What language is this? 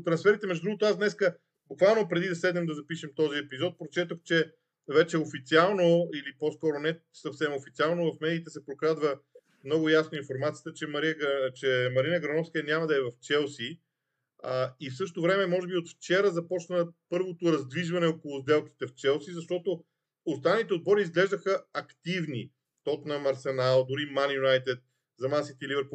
Bulgarian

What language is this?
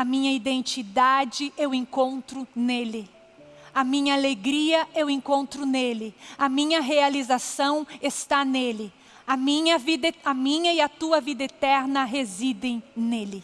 Portuguese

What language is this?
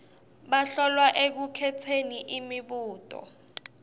Swati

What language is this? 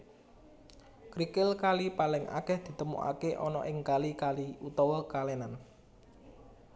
Javanese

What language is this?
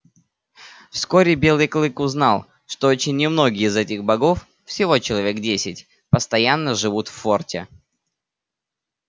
Russian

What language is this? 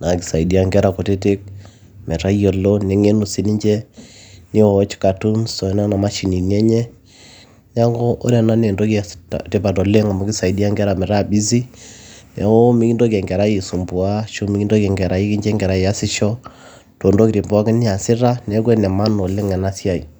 Masai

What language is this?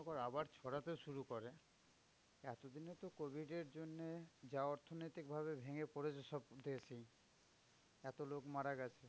Bangla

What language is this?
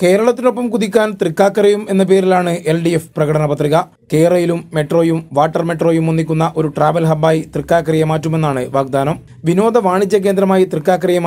Romanian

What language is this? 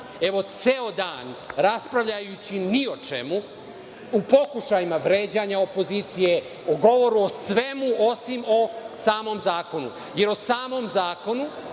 Serbian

